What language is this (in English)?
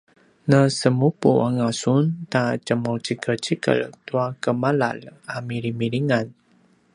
Paiwan